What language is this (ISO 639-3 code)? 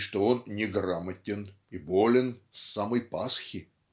rus